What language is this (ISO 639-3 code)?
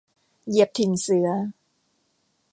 tha